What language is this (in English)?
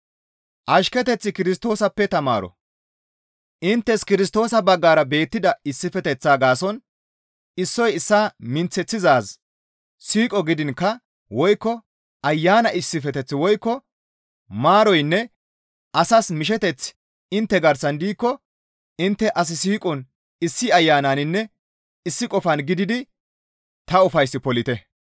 Gamo